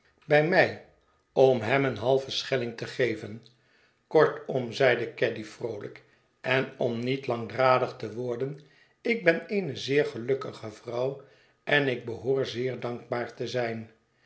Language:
Dutch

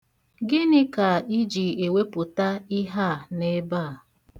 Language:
Igbo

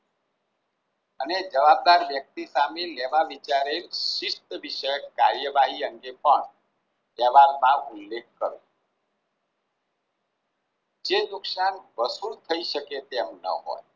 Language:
Gujarati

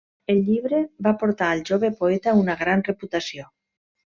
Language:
Catalan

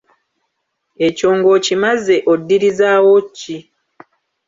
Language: Ganda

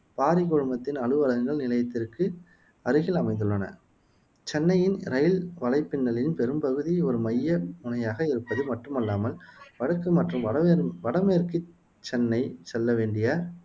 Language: Tamil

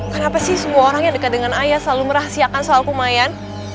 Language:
Indonesian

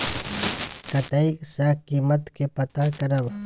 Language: Maithili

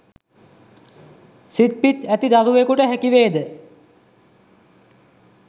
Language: Sinhala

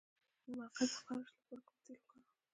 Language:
Pashto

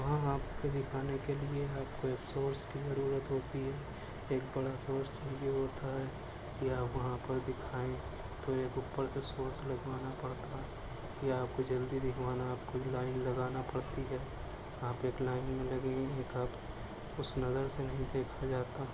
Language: Urdu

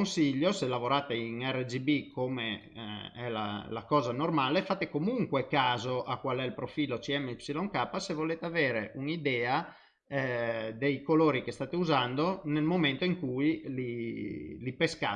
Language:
Italian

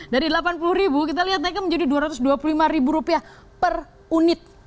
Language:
Indonesian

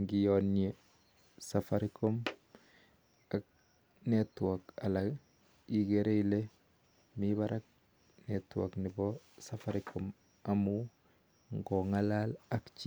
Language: Kalenjin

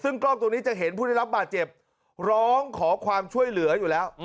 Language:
Thai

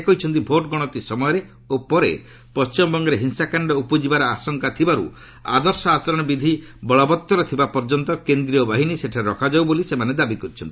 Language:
Odia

